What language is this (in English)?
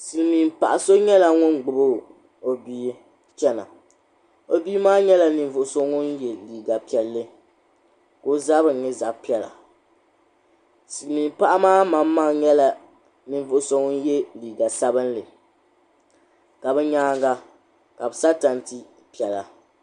Dagbani